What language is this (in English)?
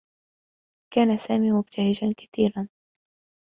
Arabic